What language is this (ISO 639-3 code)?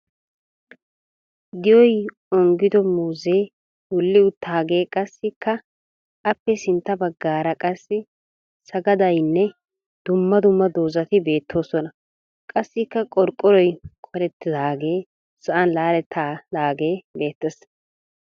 wal